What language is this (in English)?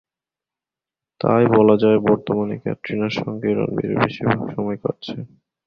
Bangla